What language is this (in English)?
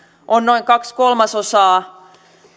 Finnish